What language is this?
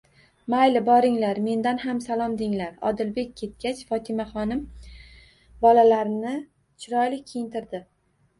Uzbek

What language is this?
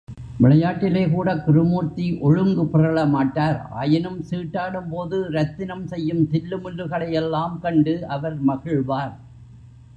Tamil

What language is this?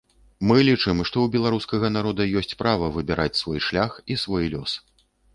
Belarusian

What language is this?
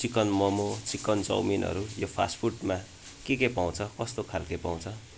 Nepali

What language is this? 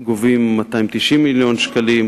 Hebrew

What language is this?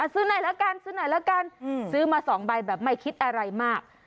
Thai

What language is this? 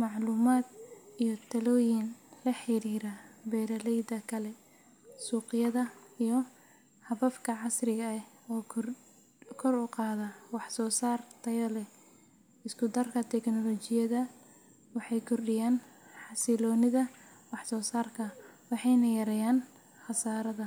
Somali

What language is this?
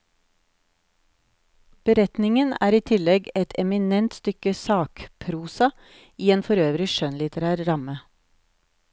Norwegian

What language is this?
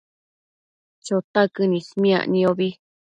Matsés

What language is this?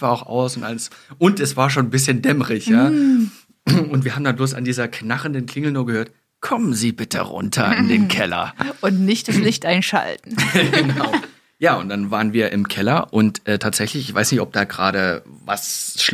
German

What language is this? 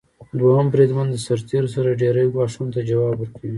Pashto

